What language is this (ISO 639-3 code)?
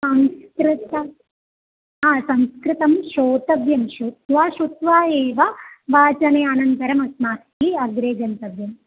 san